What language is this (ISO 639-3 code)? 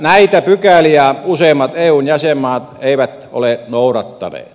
fin